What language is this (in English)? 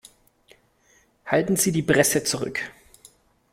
German